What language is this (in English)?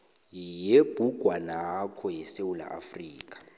South Ndebele